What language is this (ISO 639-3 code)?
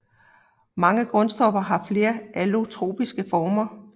dan